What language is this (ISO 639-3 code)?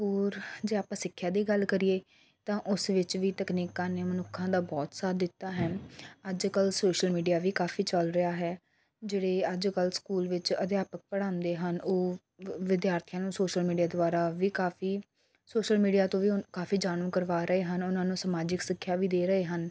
pan